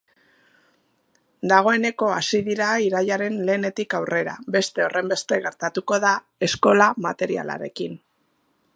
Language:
Basque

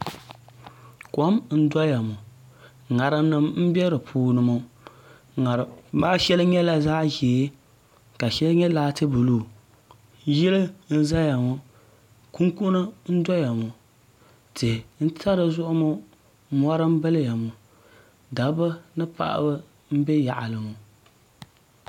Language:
Dagbani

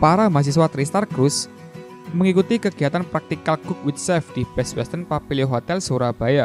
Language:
Indonesian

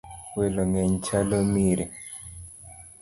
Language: Luo (Kenya and Tanzania)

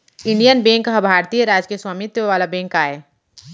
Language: Chhattisgarhi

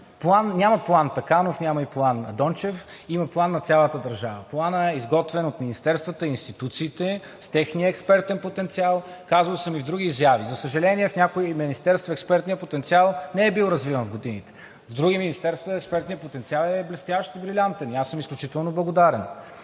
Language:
Bulgarian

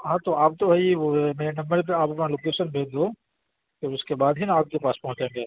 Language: Urdu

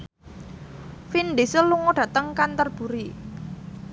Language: Javanese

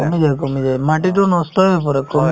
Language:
Assamese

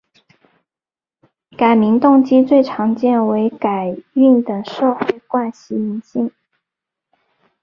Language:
Chinese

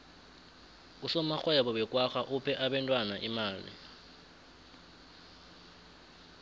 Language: South Ndebele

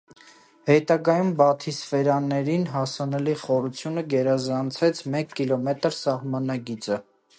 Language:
Armenian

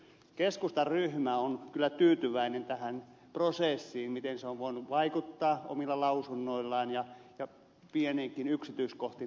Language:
Finnish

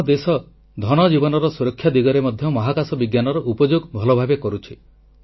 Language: Odia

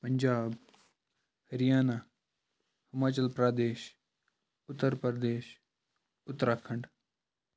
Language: Kashmiri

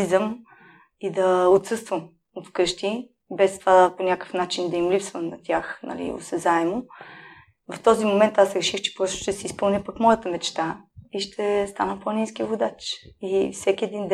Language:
Bulgarian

